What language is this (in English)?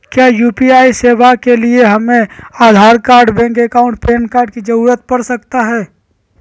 Magahi